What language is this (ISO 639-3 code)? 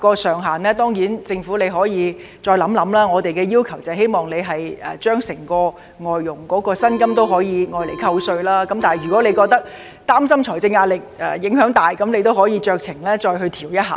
yue